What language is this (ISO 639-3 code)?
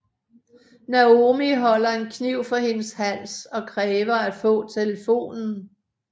dan